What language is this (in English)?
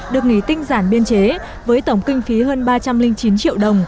Vietnamese